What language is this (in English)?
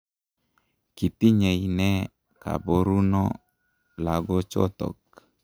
Kalenjin